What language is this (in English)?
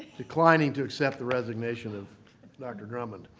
English